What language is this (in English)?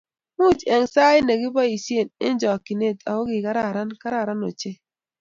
Kalenjin